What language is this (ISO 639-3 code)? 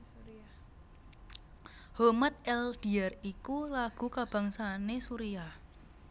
jav